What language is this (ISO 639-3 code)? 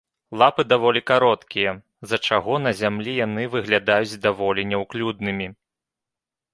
bel